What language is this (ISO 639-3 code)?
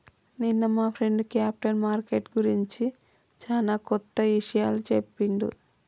tel